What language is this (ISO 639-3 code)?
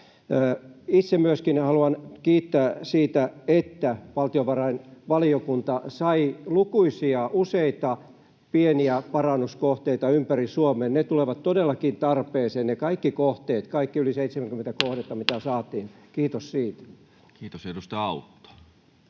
fin